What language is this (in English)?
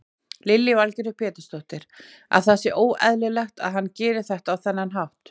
Icelandic